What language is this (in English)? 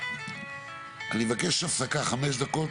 Hebrew